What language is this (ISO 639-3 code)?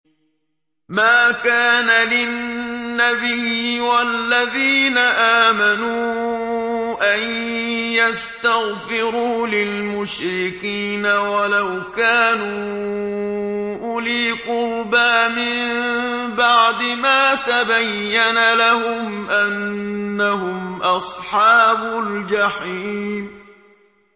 ara